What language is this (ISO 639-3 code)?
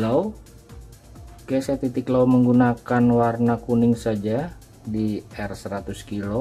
ind